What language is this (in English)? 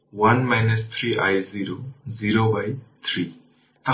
Bangla